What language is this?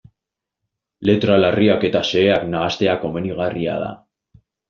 Basque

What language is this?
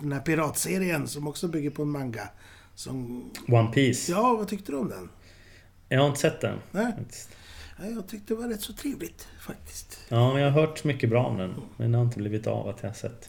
Swedish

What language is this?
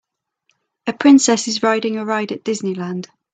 English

